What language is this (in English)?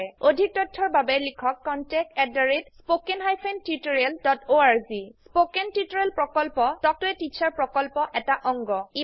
Assamese